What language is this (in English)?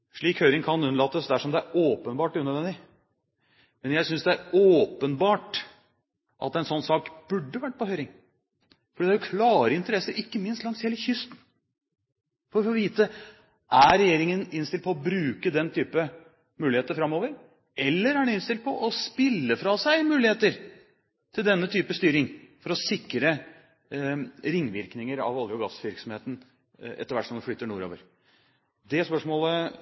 Norwegian Bokmål